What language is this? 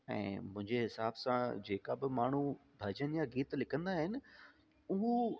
Sindhi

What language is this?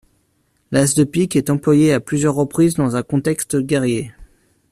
French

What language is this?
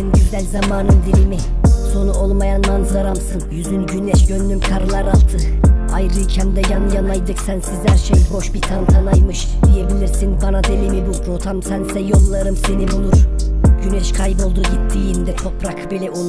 Turkish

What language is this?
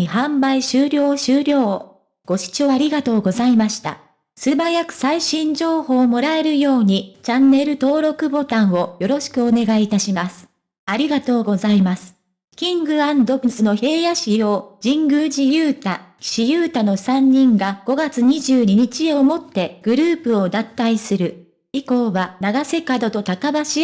Japanese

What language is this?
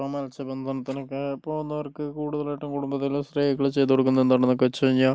Malayalam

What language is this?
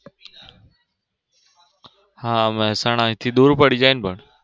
Gujarati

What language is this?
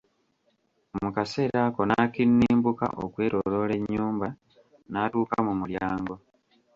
Ganda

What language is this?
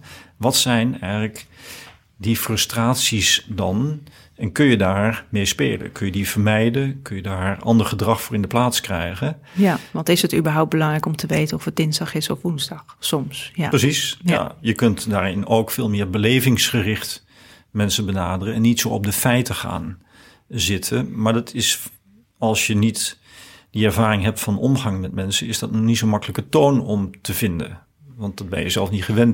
Dutch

